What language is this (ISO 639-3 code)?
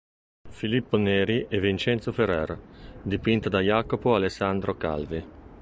ita